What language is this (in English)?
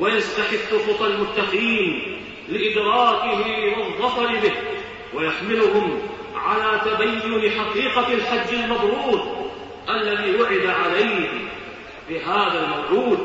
Arabic